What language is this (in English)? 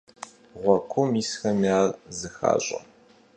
Kabardian